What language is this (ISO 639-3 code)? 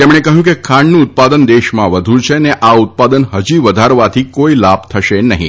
guj